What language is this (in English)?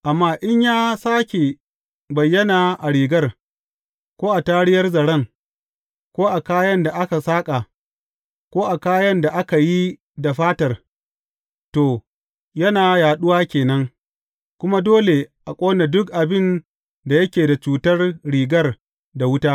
Hausa